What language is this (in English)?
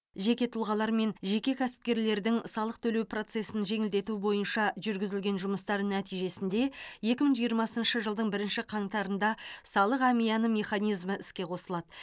Kazakh